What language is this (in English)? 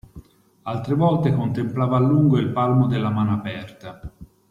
Italian